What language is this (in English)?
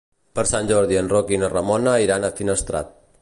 Catalan